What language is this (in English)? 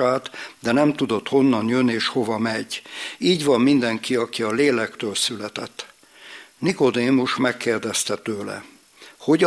Hungarian